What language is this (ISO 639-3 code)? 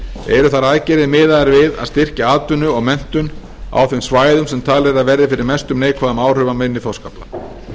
isl